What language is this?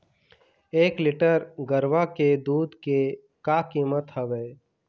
Chhattisgarhi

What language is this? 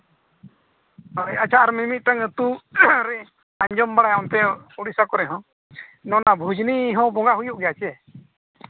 Santali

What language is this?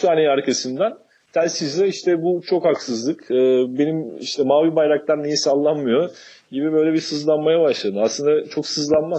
Turkish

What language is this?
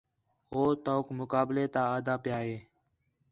Khetrani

